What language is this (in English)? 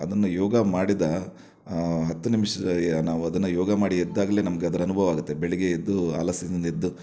Kannada